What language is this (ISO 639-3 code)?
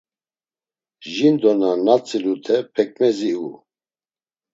lzz